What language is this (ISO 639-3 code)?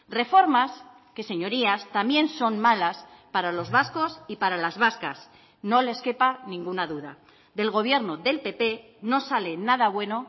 spa